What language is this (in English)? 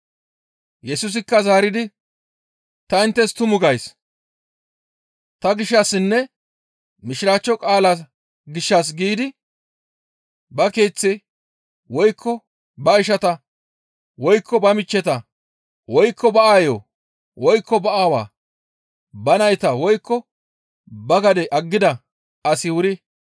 Gamo